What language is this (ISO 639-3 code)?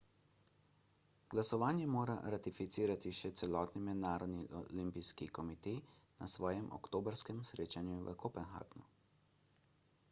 slv